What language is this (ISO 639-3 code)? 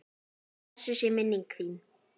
isl